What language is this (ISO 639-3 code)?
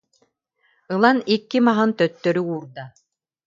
sah